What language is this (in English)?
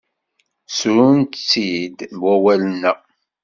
Kabyle